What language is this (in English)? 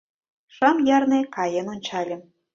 Mari